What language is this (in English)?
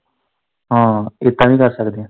Punjabi